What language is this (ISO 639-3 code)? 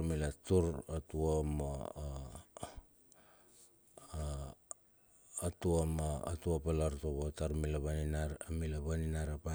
bxf